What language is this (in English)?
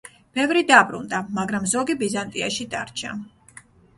Georgian